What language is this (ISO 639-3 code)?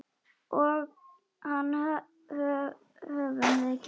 isl